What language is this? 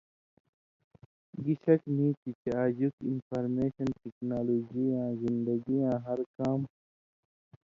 Indus Kohistani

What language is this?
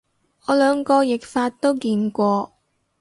Cantonese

